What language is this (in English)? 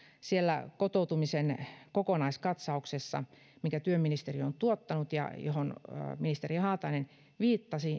Finnish